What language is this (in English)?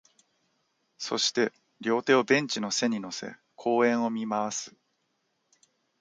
Japanese